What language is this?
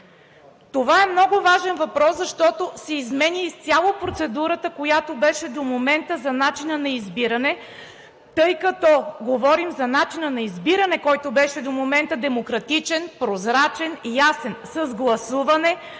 Bulgarian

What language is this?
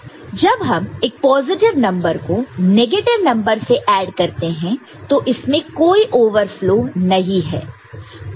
Hindi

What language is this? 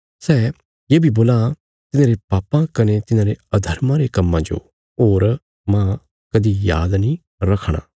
Bilaspuri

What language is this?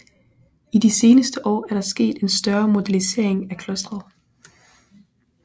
Danish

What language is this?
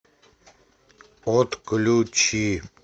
Russian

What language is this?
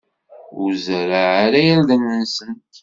Kabyle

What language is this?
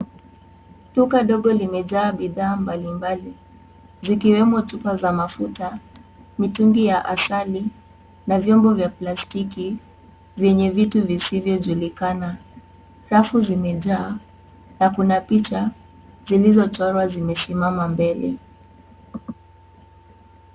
Swahili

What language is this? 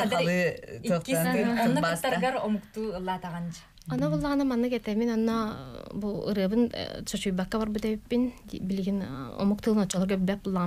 Turkish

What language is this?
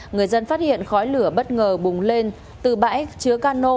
Vietnamese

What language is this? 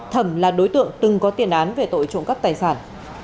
Vietnamese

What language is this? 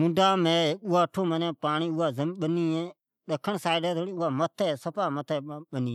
Od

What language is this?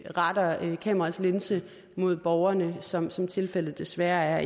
Danish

